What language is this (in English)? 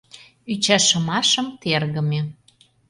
Mari